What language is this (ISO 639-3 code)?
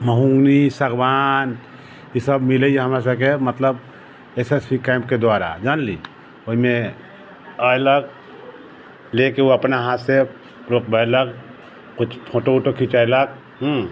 mai